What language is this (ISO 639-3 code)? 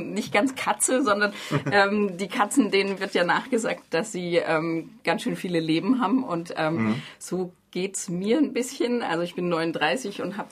deu